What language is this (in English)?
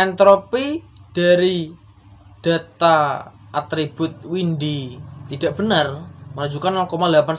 Indonesian